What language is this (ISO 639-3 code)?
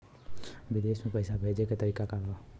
bho